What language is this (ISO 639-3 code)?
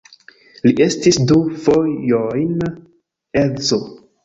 epo